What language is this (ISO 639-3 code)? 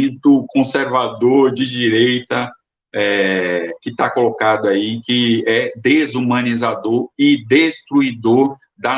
por